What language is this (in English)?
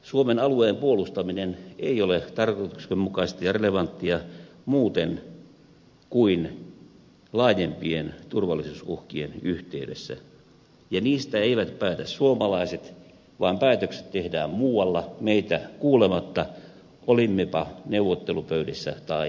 Finnish